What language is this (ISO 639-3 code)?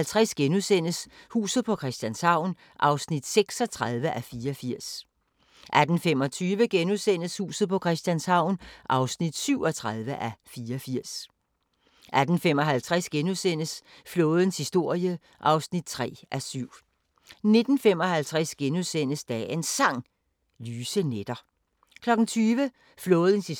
dan